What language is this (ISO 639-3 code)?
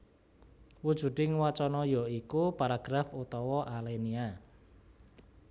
jav